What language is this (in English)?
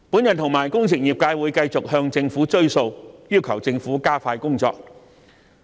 Cantonese